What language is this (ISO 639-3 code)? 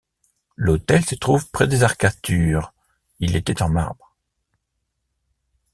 fra